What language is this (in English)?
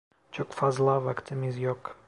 Turkish